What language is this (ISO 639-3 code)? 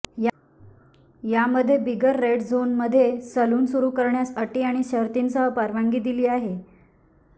mar